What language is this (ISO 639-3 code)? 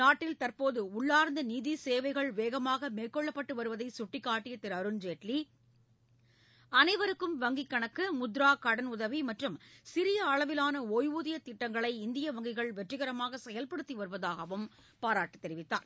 tam